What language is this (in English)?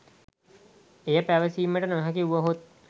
Sinhala